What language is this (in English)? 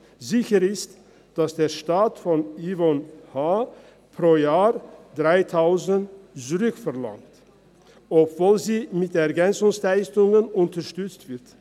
Swiss German